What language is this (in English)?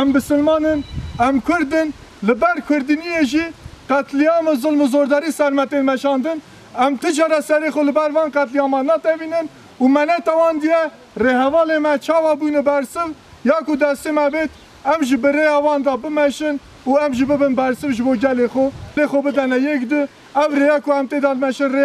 Persian